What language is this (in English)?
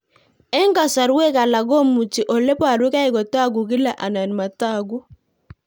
Kalenjin